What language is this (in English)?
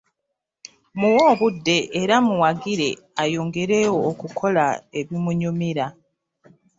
Ganda